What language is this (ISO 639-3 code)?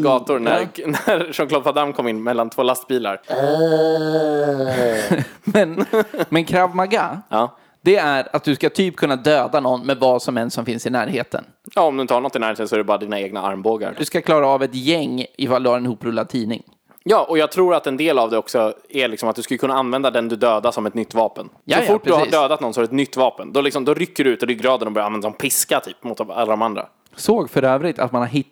swe